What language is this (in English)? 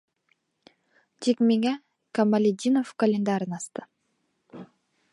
Bashkir